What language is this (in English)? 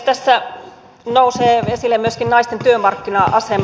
Finnish